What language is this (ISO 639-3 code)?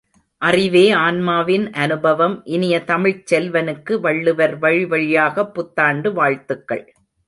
tam